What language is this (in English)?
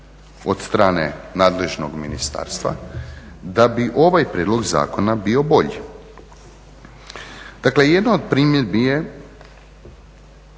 Croatian